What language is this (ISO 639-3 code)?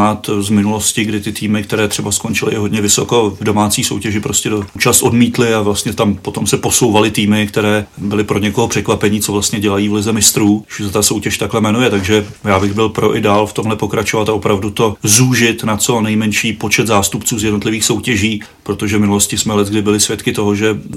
ces